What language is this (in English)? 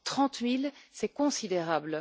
French